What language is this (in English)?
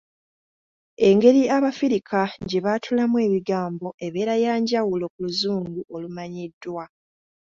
Ganda